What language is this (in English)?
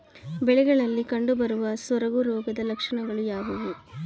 Kannada